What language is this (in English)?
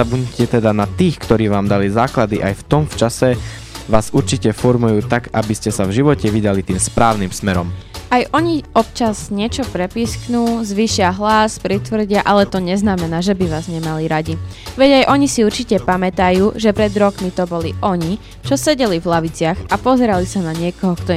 Slovak